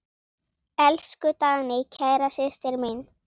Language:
Icelandic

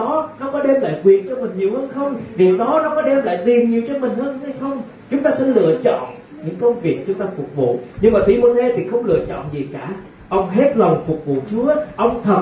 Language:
Vietnamese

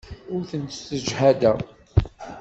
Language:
Kabyle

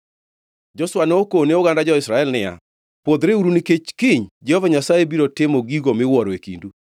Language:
Luo (Kenya and Tanzania)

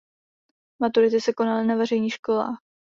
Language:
Czech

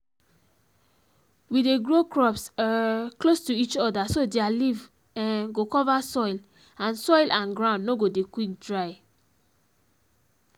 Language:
Nigerian Pidgin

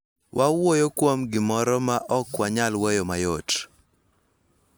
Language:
Luo (Kenya and Tanzania)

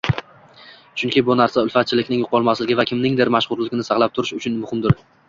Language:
Uzbek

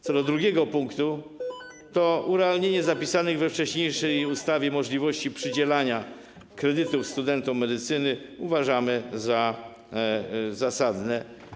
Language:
Polish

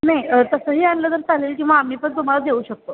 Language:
Marathi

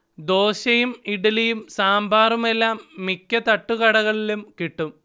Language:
Malayalam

